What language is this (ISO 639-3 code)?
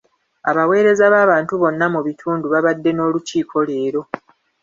lug